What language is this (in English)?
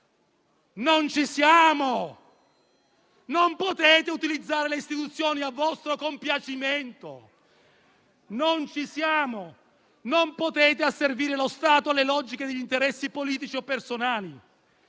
Italian